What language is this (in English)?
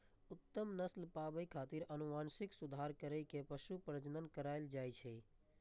Maithili